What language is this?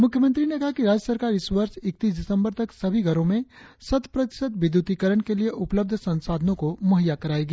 Hindi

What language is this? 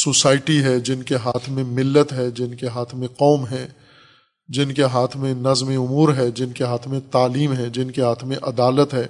Urdu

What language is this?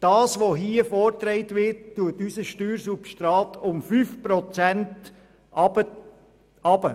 Swiss German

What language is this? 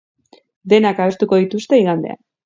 Basque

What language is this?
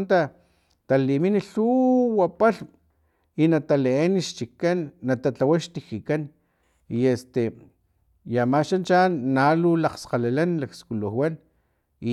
Filomena Mata-Coahuitlán Totonac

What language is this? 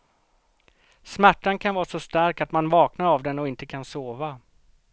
Swedish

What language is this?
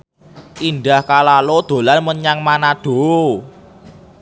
Javanese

